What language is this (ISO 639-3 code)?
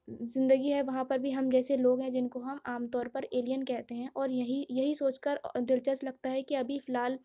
urd